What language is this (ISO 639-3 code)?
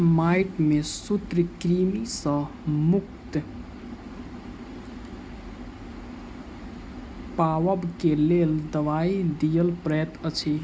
mai